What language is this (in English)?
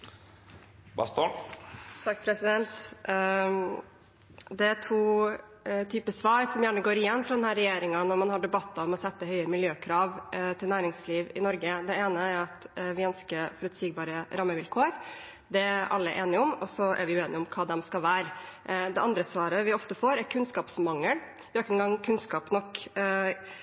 Norwegian Bokmål